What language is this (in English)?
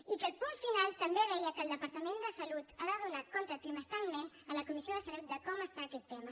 Catalan